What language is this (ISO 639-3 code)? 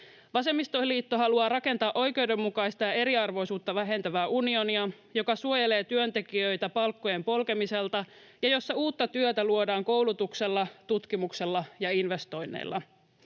fin